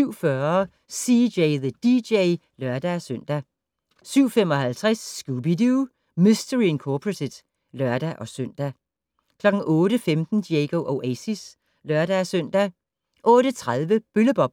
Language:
Danish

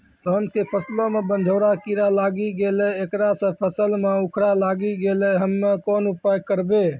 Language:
Maithili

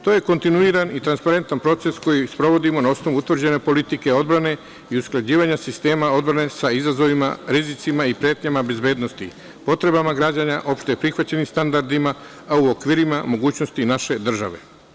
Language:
Serbian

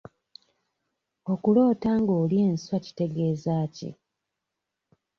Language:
Ganda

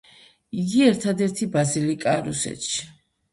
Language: Georgian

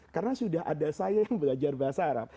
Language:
Indonesian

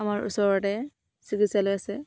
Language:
Assamese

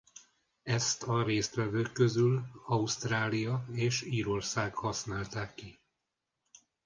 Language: Hungarian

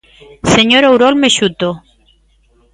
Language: Galician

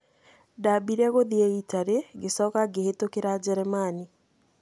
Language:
Kikuyu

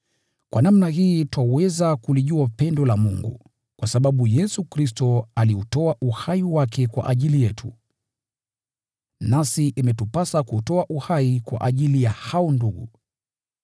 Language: Swahili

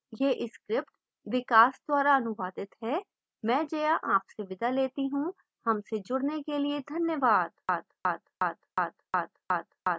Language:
Hindi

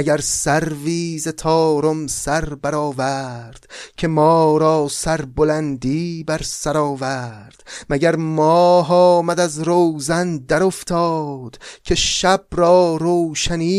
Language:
Persian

